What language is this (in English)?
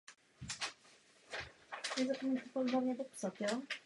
Czech